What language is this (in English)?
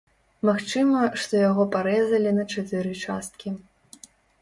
Belarusian